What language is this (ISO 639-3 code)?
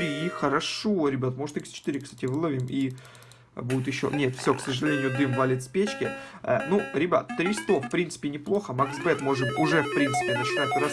rus